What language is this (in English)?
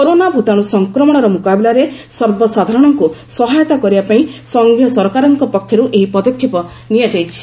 Odia